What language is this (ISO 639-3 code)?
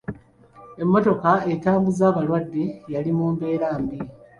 lug